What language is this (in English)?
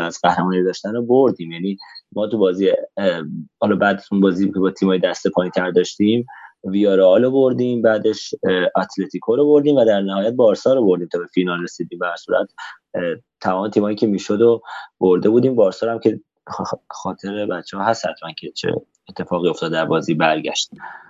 Persian